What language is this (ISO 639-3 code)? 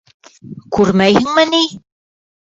bak